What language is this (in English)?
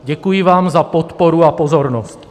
Czech